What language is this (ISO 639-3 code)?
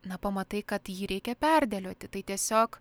lit